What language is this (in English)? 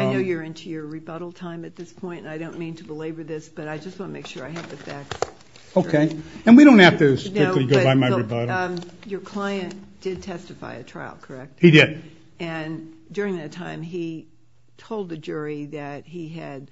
English